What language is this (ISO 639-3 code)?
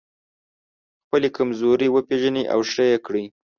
pus